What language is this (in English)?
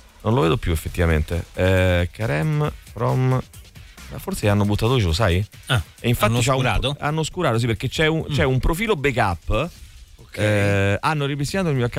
Italian